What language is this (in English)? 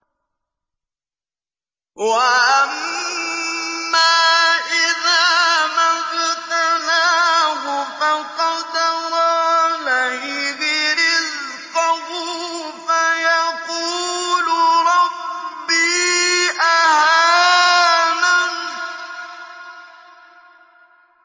Arabic